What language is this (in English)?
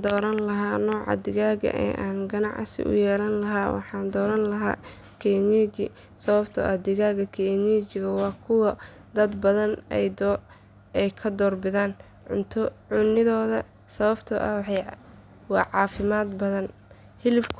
Somali